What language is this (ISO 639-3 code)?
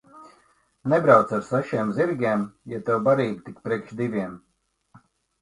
lav